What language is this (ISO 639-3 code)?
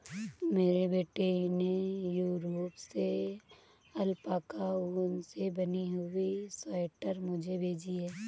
hin